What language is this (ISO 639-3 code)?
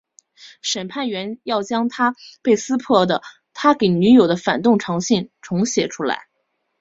zho